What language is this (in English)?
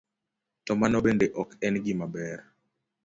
Luo (Kenya and Tanzania)